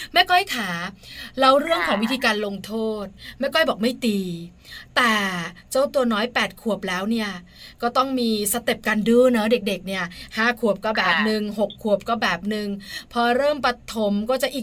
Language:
Thai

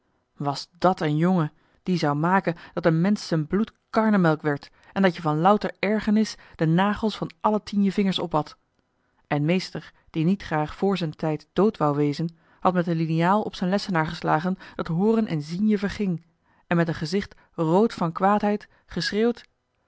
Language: Dutch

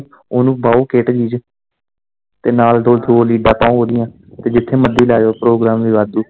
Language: Punjabi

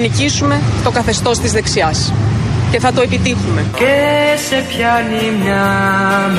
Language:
Greek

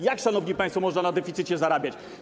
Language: Polish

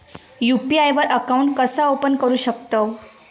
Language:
Marathi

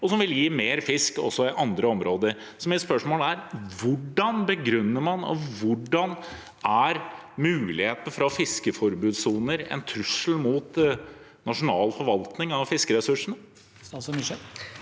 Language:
Norwegian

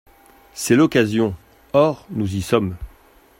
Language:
French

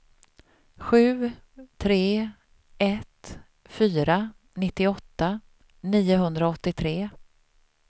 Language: Swedish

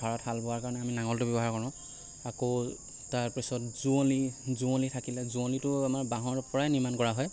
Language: Assamese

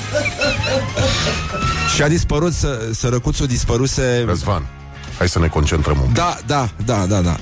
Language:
Romanian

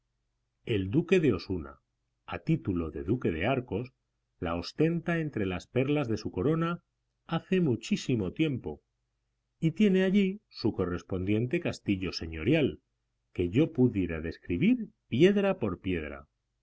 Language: Spanish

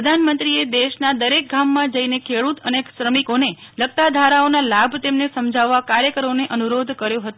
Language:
Gujarati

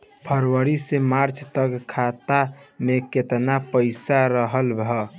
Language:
Bhojpuri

